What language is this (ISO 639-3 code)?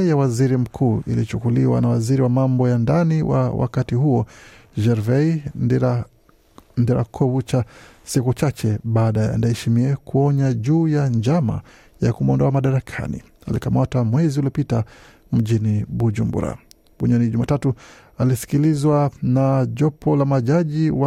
swa